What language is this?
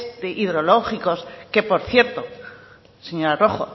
Spanish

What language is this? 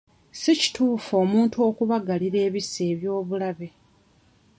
Ganda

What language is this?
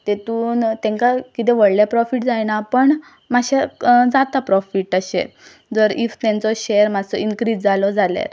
Konkani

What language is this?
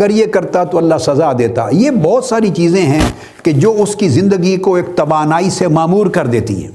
Urdu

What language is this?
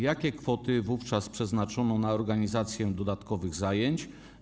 Polish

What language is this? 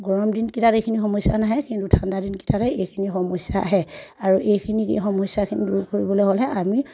Assamese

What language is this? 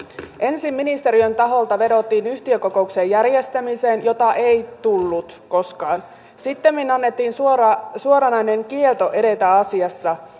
Finnish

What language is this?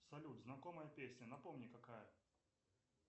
Russian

